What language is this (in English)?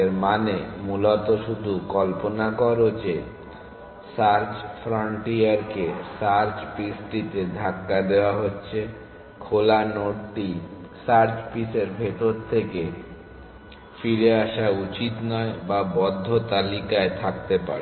Bangla